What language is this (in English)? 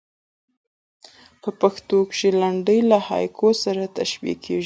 Pashto